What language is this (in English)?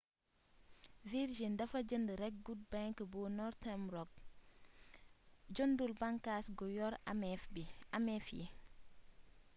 Wolof